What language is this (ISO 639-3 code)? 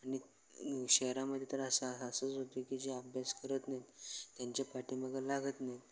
mar